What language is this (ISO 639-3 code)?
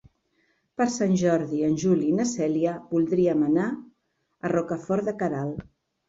cat